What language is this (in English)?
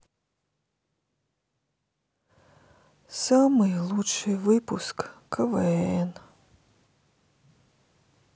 Russian